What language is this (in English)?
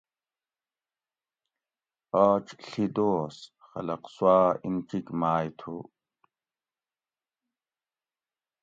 Gawri